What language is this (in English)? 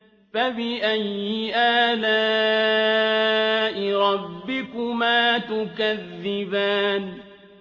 Arabic